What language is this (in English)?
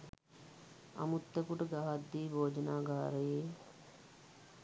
Sinhala